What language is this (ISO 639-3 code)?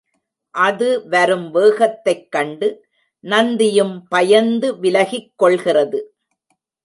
tam